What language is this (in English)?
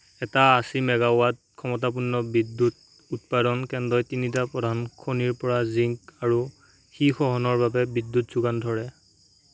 Assamese